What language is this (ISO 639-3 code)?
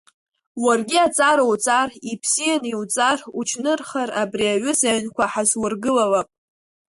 abk